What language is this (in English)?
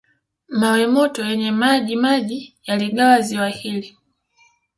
Swahili